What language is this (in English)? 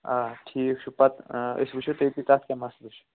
Kashmiri